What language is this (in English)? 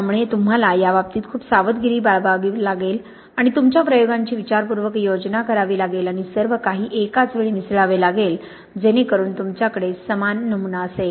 Marathi